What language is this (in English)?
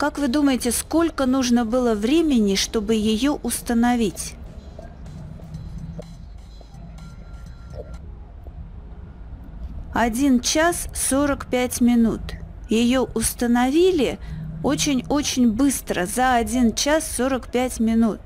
Russian